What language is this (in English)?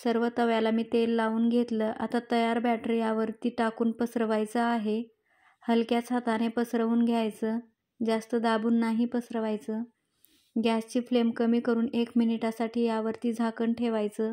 Marathi